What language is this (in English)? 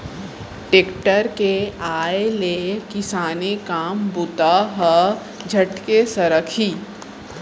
Chhattisgarhi